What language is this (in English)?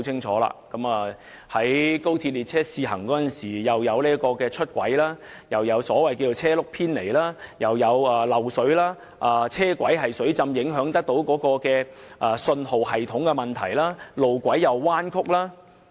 Cantonese